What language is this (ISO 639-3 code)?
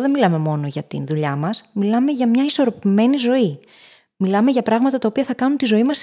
ell